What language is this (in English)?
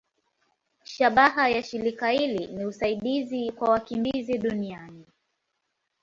Swahili